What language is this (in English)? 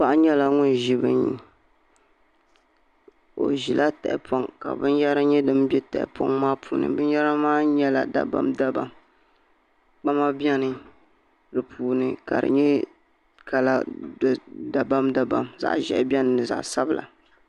Dagbani